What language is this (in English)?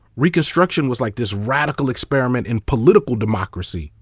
English